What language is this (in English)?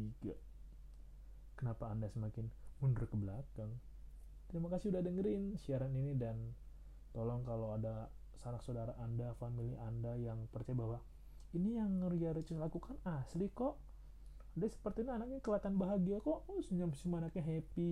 Indonesian